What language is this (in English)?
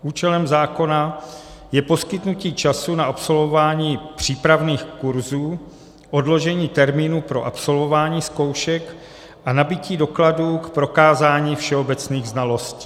Czech